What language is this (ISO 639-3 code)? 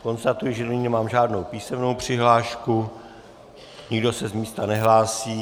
ces